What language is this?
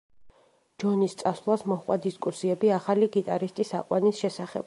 Georgian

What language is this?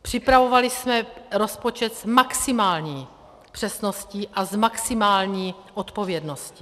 Czech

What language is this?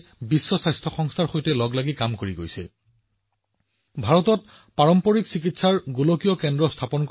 Assamese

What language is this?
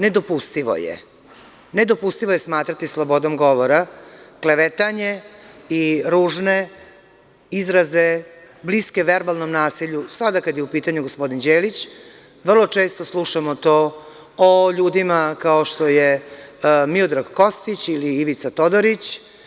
Serbian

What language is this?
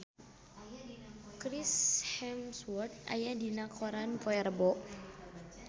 Sundanese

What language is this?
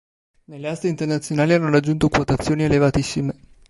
Italian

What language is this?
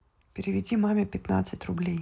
Russian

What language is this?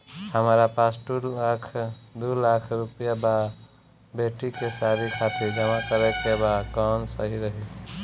Bhojpuri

